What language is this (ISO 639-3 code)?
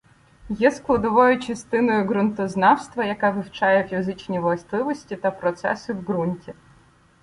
ukr